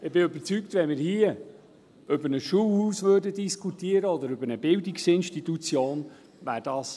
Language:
Swiss German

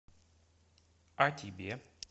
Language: Russian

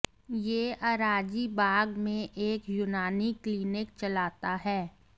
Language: Hindi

